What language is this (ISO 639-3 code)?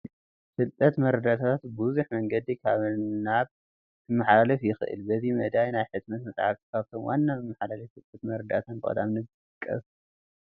tir